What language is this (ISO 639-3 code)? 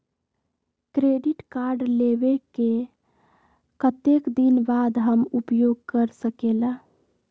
mag